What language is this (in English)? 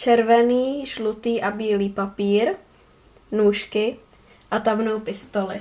Czech